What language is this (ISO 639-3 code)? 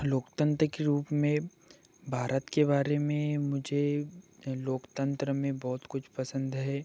hin